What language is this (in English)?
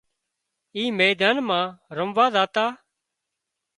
Wadiyara Koli